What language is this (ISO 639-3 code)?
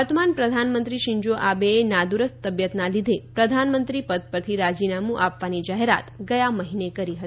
guj